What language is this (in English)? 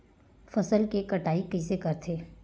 Chhattisgarhi